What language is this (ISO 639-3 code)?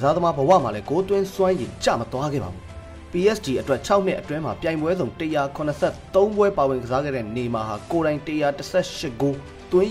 eng